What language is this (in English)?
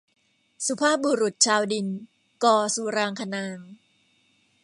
Thai